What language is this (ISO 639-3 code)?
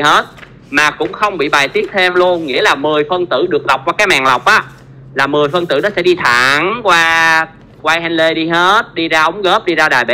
vie